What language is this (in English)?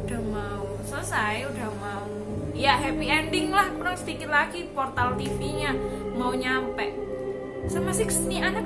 Indonesian